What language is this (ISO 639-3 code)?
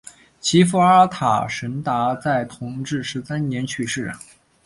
zho